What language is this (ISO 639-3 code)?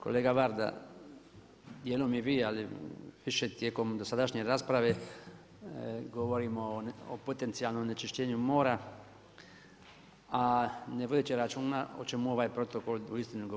hrv